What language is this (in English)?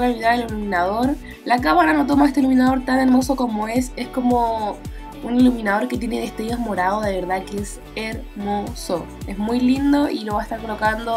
Spanish